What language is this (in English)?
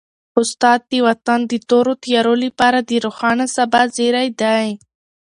Pashto